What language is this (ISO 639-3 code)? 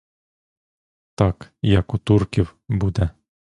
ukr